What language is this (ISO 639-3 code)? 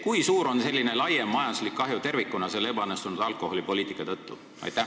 est